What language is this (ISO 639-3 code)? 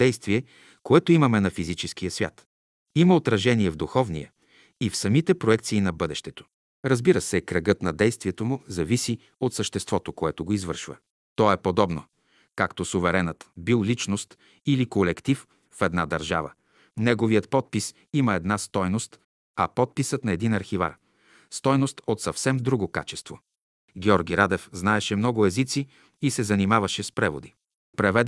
bul